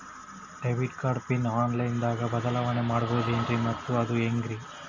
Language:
Kannada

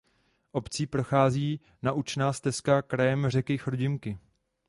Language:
Czech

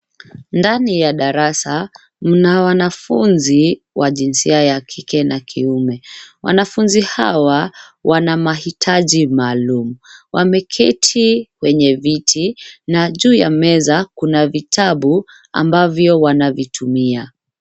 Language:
Swahili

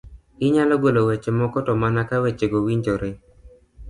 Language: Luo (Kenya and Tanzania)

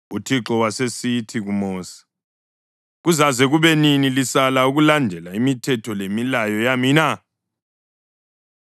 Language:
North Ndebele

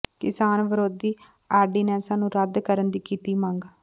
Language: Punjabi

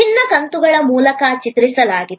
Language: Kannada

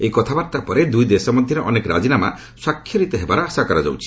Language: Odia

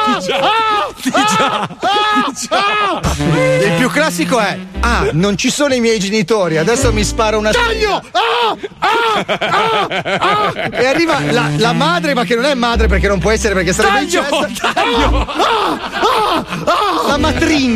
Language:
Italian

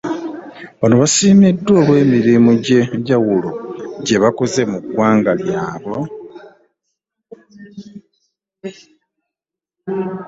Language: Ganda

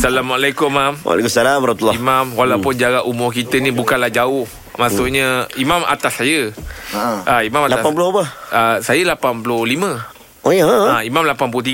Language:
Malay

